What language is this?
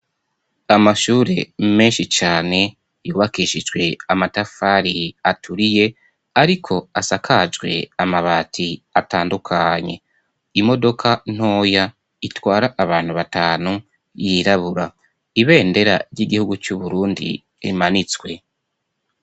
Rundi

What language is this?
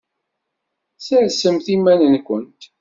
Kabyle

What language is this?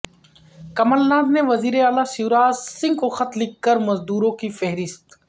Urdu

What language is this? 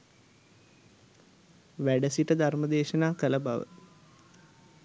Sinhala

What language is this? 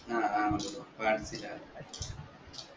Malayalam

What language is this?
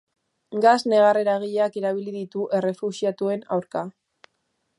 Basque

